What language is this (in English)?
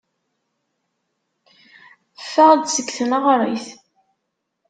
Kabyle